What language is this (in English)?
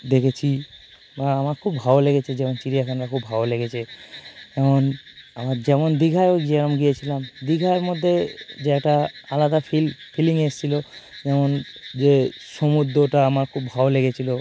Bangla